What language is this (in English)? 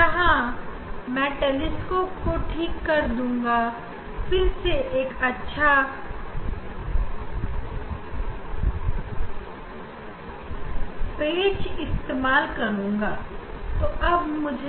Hindi